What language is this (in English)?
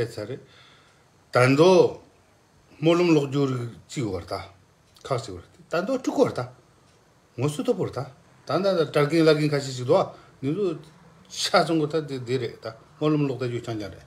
Korean